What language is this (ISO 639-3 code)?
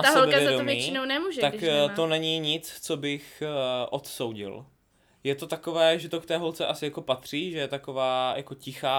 ces